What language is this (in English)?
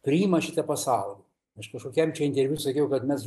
Lithuanian